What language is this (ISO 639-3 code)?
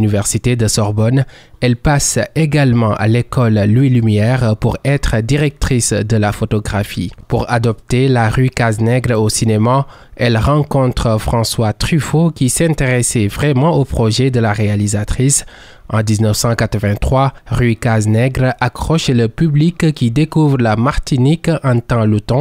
fra